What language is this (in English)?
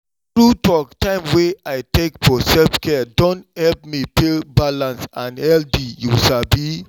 Nigerian Pidgin